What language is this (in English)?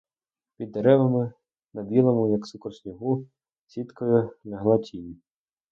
Ukrainian